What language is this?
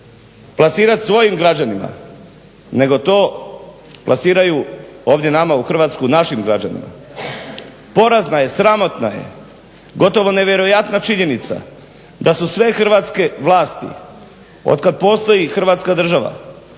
Croatian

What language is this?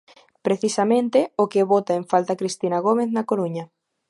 Galician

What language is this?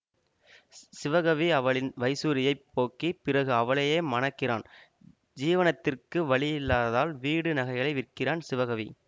Tamil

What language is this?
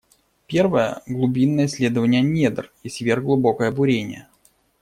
Russian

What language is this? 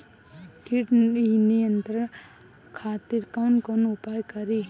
Bhojpuri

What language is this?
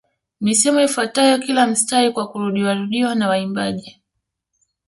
Swahili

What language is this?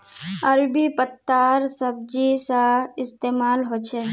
Magahi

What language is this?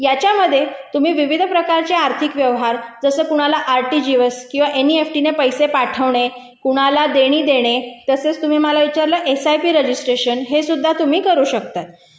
Marathi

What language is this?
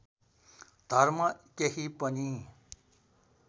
Nepali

